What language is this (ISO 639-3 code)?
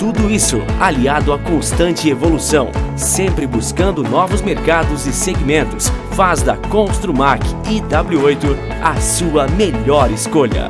por